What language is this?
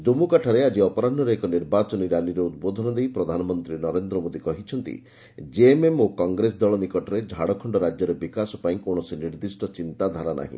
Odia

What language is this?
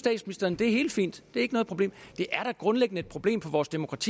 Danish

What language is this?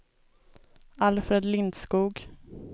Swedish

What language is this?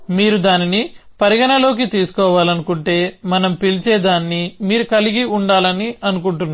Telugu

